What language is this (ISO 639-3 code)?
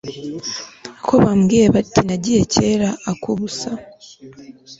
kin